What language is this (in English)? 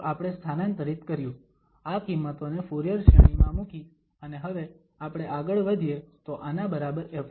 Gujarati